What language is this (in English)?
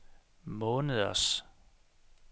Danish